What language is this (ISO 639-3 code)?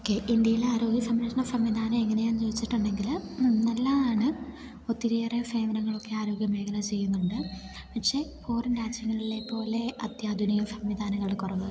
mal